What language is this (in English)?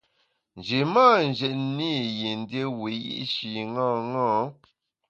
Bamun